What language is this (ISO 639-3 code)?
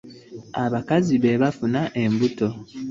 lug